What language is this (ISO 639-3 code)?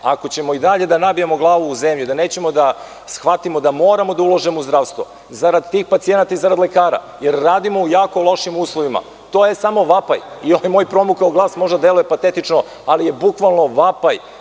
srp